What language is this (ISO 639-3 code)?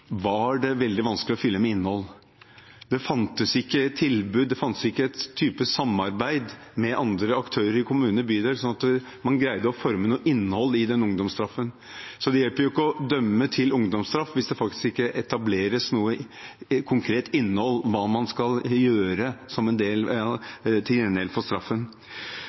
nob